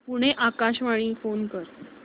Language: Marathi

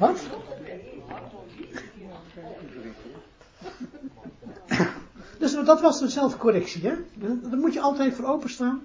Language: Dutch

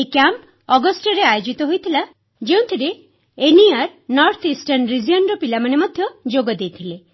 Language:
Odia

